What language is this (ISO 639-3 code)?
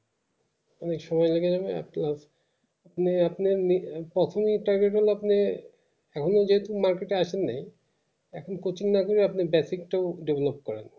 ben